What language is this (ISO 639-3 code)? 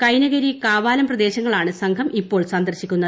mal